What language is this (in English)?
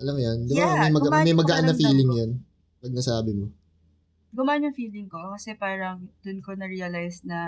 Filipino